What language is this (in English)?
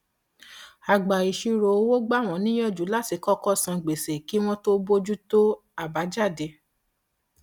Yoruba